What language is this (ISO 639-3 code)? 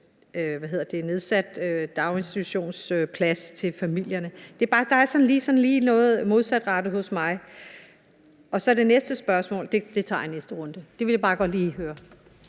dan